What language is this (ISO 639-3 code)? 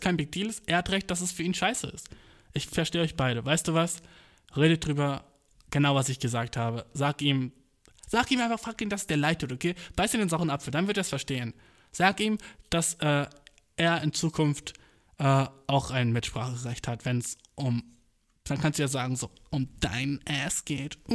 deu